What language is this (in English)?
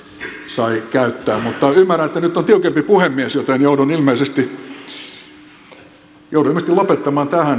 Finnish